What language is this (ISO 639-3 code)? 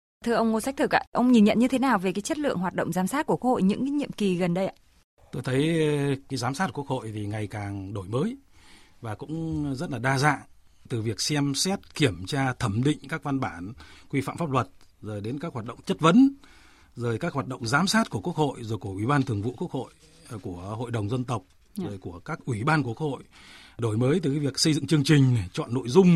vie